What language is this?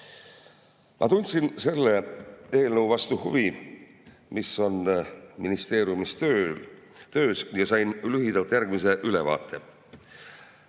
Estonian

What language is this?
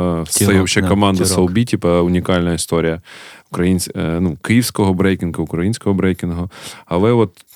Ukrainian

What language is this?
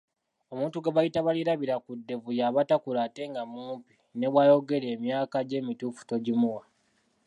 Ganda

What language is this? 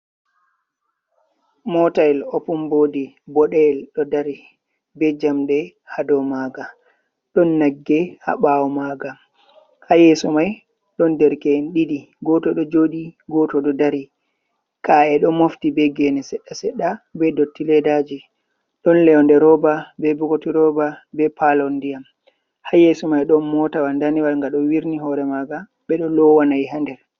Fula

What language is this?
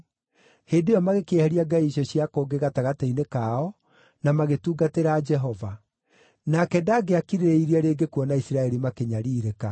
Kikuyu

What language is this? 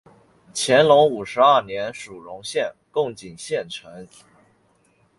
Chinese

